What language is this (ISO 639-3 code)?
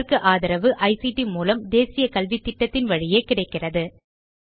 tam